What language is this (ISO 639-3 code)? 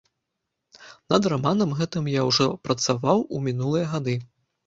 bel